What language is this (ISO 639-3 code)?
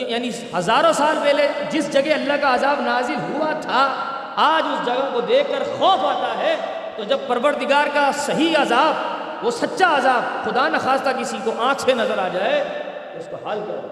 urd